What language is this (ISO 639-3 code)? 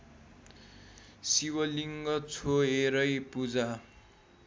nep